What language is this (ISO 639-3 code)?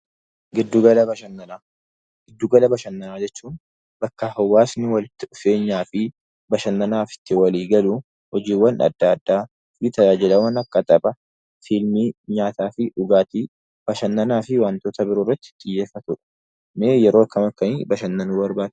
orm